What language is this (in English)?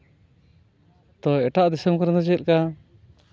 Santali